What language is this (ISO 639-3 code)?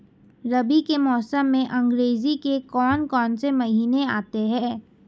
hin